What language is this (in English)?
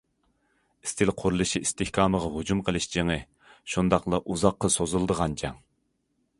Uyghur